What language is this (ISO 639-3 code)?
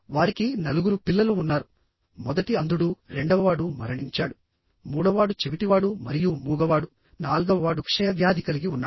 tel